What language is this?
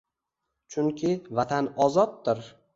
Uzbek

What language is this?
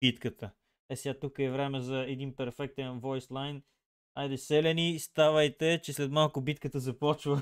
Bulgarian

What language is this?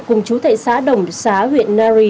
Vietnamese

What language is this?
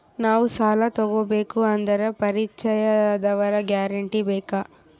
Kannada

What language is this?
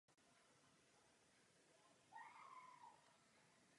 Czech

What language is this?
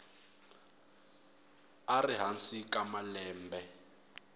Tsonga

